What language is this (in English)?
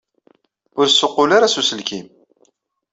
Kabyle